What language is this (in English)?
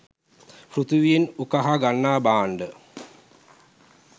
Sinhala